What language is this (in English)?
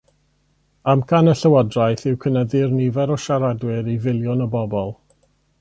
Welsh